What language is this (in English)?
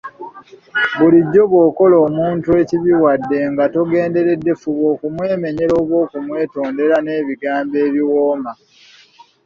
Ganda